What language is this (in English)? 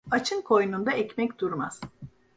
Turkish